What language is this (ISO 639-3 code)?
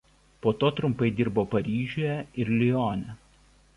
lit